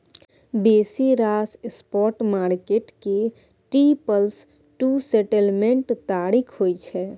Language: Maithili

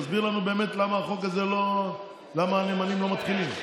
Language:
Hebrew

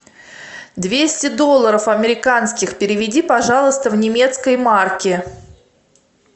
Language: Russian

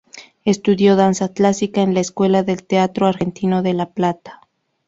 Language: Spanish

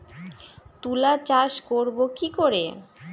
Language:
Bangla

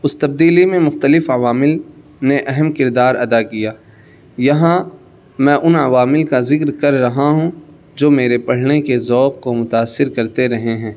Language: Urdu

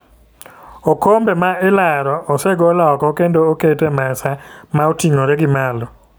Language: Luo (Kenya and Tanzania)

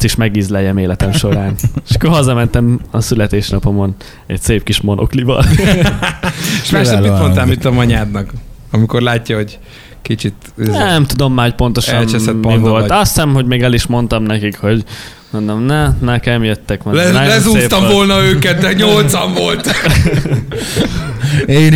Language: Hungarian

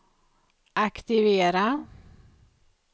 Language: Swedish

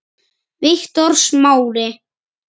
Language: Icelandic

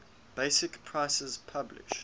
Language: English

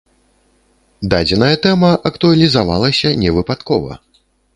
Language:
Belarusian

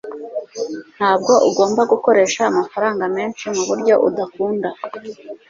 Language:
Kinyarwanda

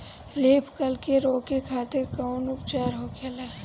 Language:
Bhojpuri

